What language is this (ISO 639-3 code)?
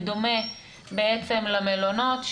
heb